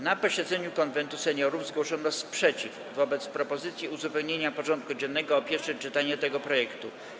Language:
Polish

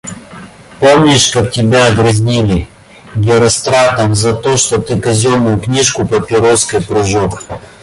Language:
Russian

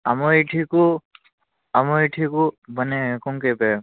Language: Odia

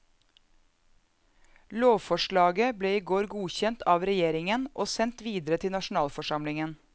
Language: Norwegian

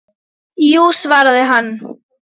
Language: Icelandic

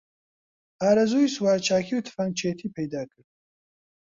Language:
Central Kurdish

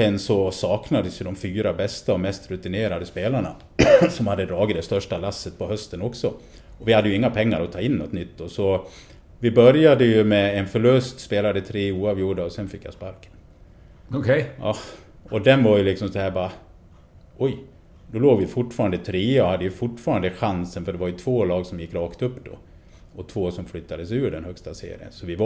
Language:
Swedish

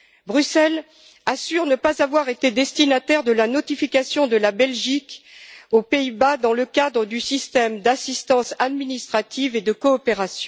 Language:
French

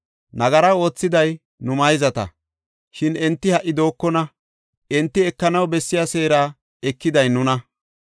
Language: Gofa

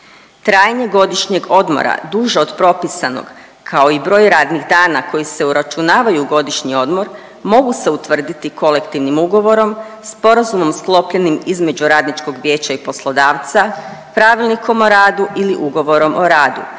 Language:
Croatian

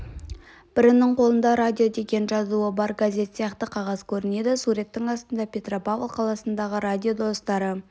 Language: Kazakh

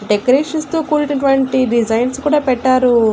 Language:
Telugu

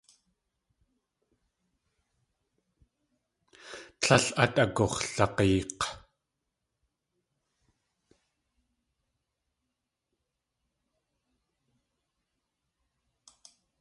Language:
Tlingit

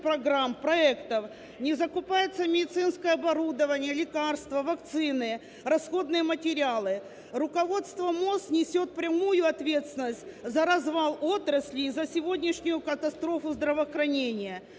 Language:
Ukrainian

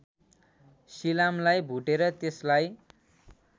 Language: Nepali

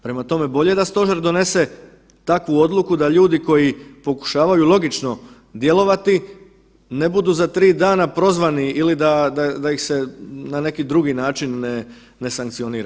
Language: Croatian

